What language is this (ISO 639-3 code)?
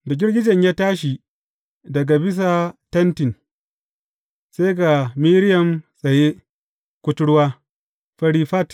hau